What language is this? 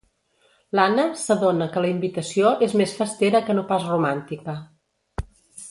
Catalan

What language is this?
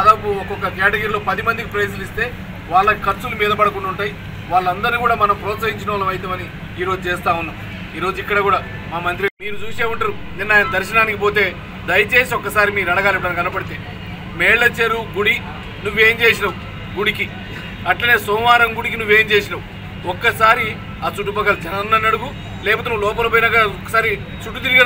Telugu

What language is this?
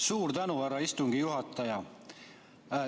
Estonian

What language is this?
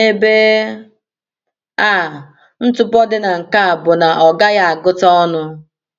Igbo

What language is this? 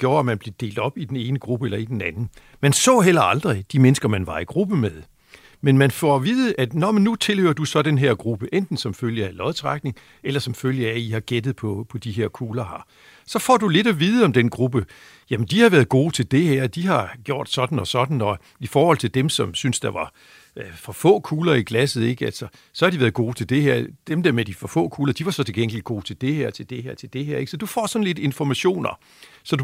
Danish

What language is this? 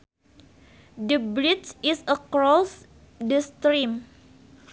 Sundanese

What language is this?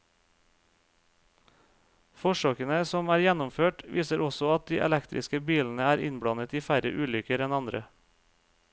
Norwegian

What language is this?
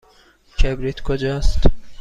Persian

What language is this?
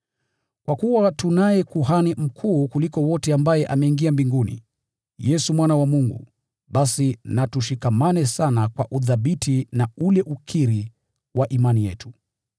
Swahili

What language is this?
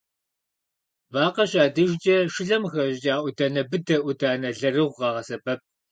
Kabardian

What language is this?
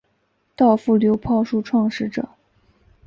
Chinese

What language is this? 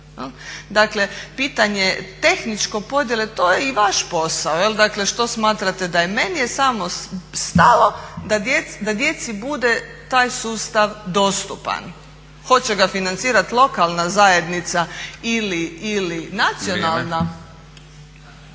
Croatian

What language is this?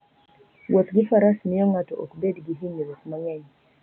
Luo (Kenya and Tanzania)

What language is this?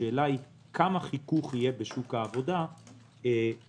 Hebrew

